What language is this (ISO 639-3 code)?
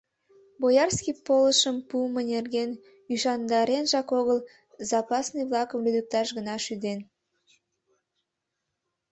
chm